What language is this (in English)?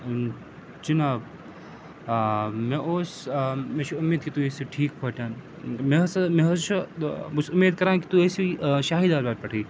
Kashmiri